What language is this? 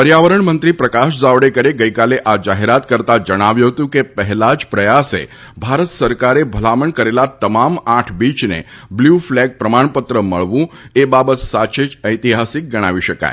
Gujarati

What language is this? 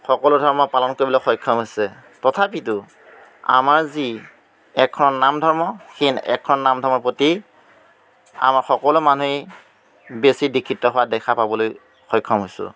Assamese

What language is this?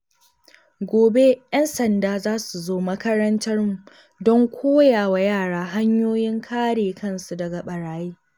Hausa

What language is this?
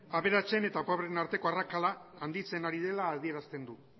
Basque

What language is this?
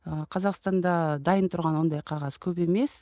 Kazakh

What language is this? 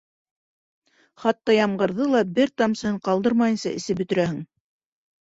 Bashkir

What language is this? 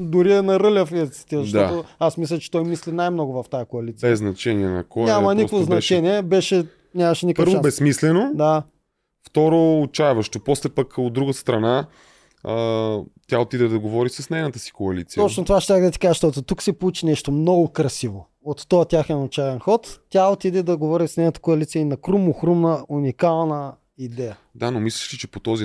Bulgarian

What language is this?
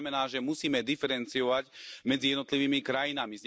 Slovak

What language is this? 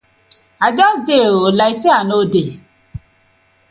Nigerian Pidgin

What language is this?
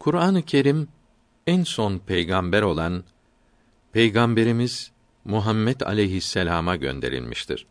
Turkish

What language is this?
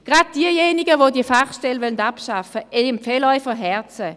Swiss German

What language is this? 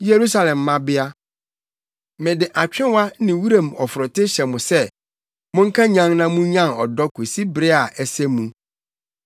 Akan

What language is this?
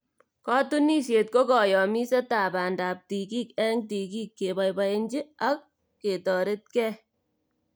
Kalenjin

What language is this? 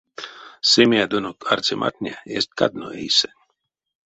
Erzya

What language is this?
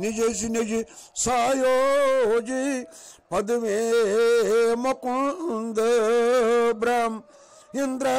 Romanian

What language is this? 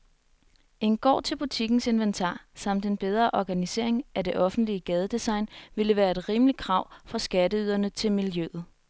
Danish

